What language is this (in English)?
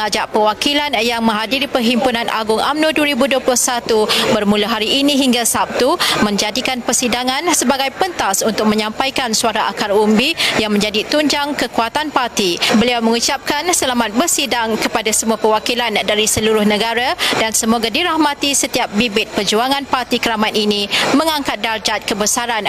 Malay